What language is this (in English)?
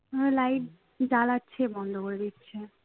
Bangla